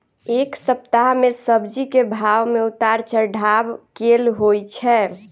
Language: Maithili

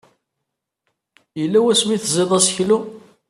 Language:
Kabyle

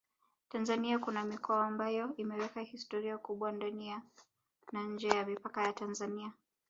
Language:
Swahili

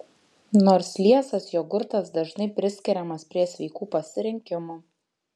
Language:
Lithuanian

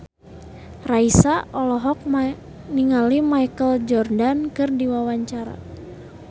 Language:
Sundanese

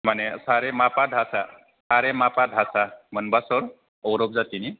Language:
Bodo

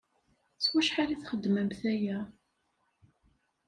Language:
Kabyle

